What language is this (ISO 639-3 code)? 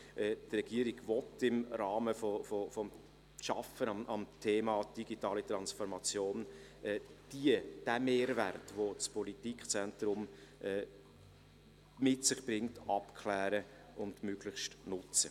gsw